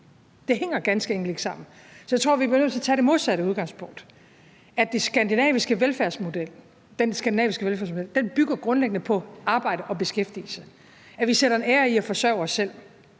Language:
Danish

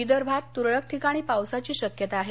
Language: Marathi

